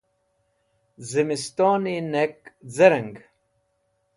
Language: Wakhi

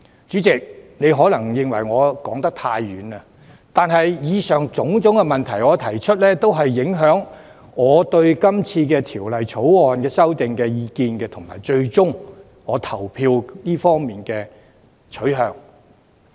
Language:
Cantonese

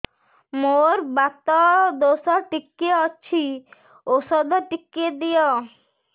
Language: Odia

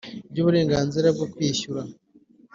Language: Kinyarwanda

